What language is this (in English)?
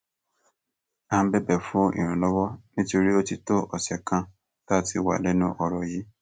Yoruba